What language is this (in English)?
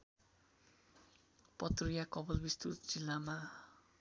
Nepali